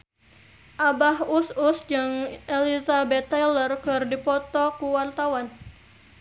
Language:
Sundanese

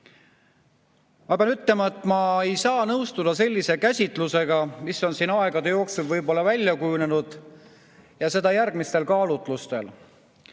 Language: Estonian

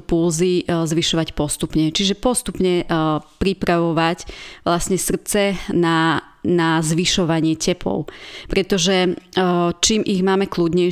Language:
Slovak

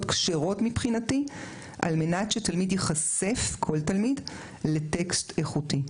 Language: Hebrew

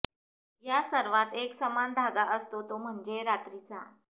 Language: Marathi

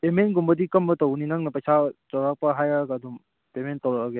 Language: Manipuri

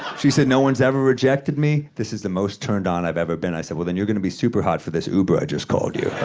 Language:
English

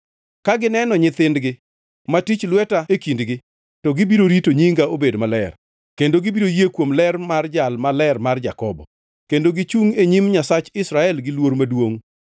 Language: Luo (Kenya and Tanzania)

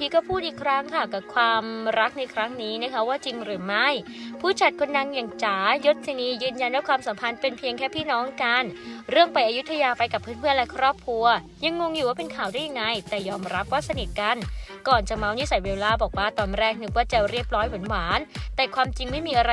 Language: Thai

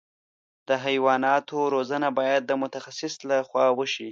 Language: Pashto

